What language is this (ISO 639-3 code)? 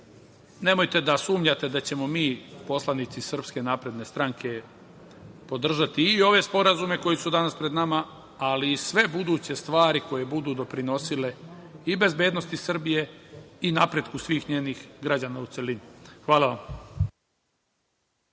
srp